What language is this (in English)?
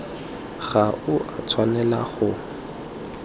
Tswana